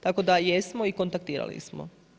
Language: Croatian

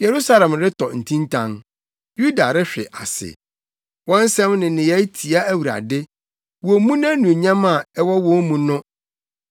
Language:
Akan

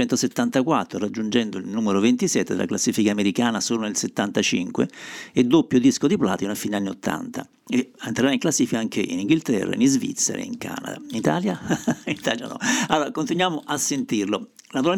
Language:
Italian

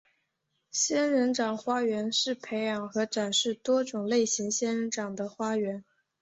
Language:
Chinese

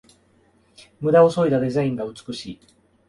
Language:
Japanese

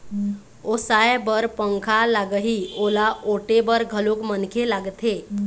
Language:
Chhattisgarhi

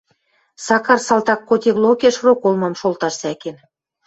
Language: Western Mari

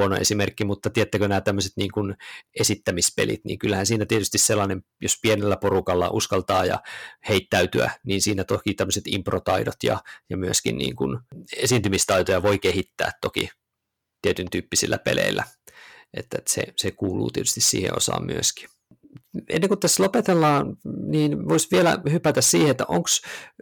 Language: Finnish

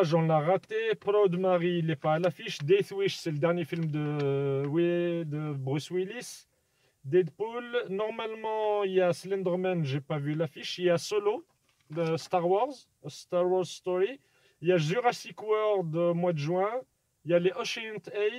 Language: French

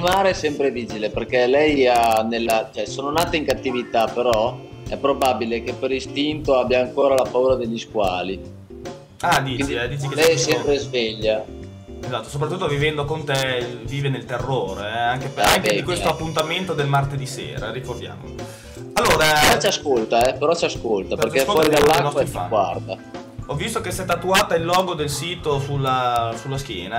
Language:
Italian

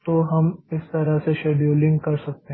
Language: Hindi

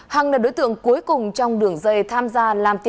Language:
Vietnamese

